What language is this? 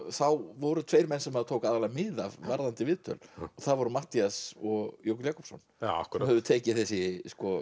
Icelandic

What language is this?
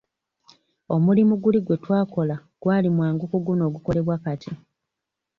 Ganda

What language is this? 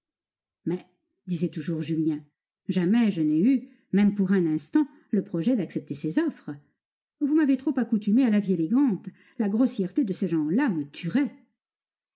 French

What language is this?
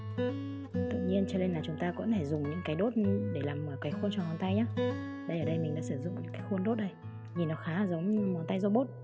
Vietnamese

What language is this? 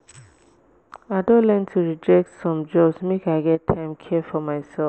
Nigerian Pidgin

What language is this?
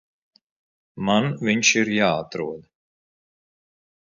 Latvian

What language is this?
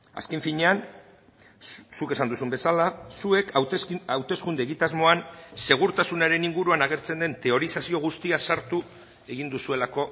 Basque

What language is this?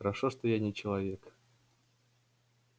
Russian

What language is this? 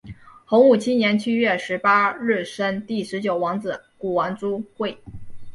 Chinese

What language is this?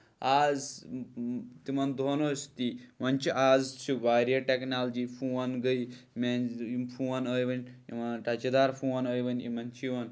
Kashmiri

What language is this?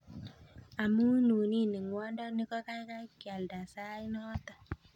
Kalenjin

